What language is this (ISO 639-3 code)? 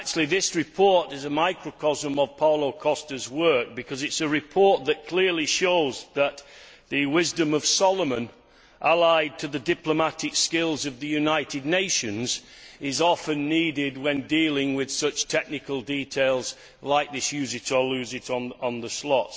eng